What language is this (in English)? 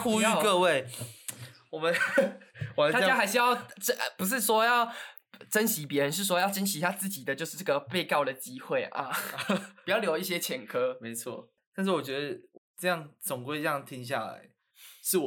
Chinese